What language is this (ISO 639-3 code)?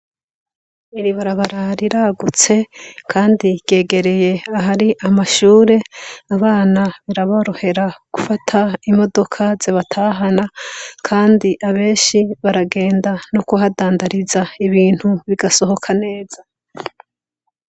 run